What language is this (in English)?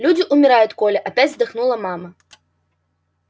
Russian